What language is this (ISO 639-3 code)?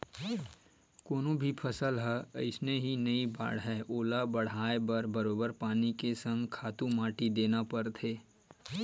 hne